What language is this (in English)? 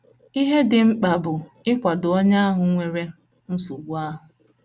Igbo